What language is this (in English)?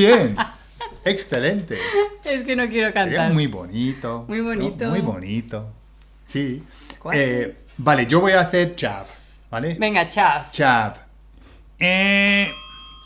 Spanish